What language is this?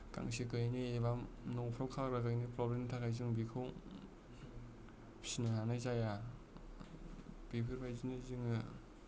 Bodo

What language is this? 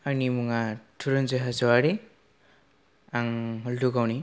Bodo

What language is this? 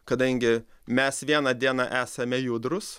Lithuanian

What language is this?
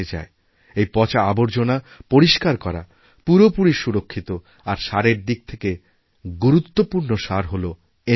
Bangla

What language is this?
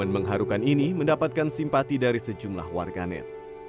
Indonesian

